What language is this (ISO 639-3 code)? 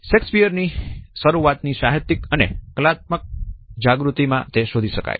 guj